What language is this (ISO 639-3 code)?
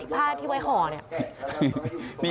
tha